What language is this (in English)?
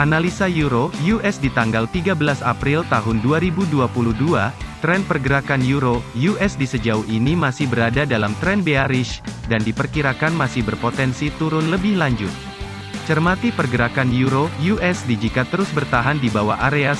Indonesian